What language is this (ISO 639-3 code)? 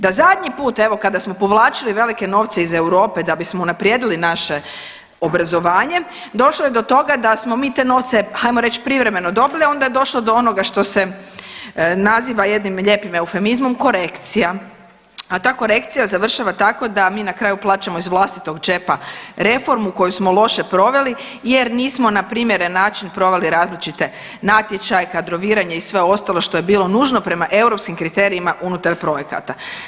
hrv